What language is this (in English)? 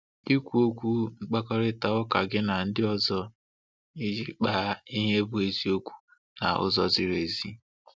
Igbo